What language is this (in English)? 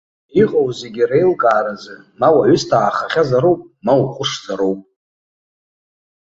Abkhazian